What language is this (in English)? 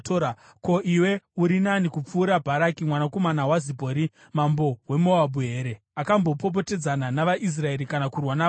Shona